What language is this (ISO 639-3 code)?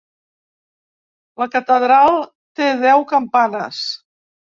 cat